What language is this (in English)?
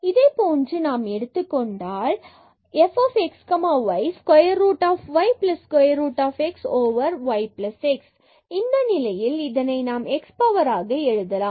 Tamil